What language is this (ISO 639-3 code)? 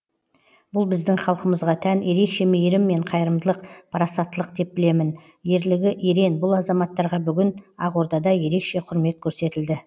kaz